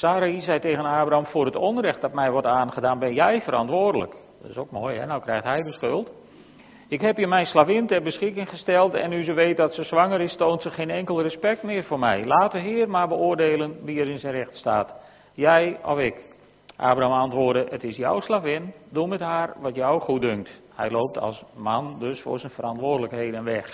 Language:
Dutch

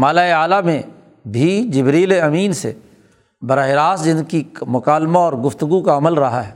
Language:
Urdu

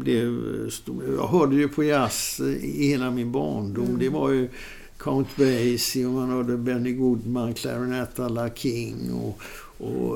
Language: Swedish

